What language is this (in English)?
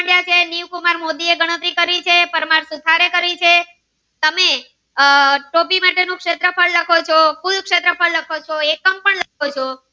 Gujarati